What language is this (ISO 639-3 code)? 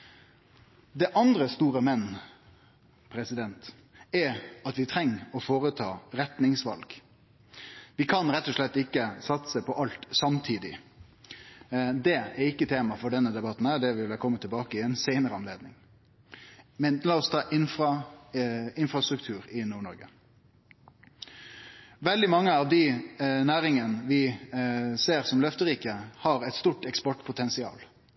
nno